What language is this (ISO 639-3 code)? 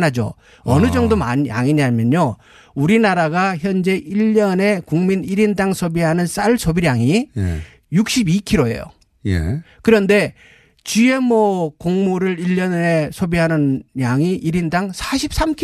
kor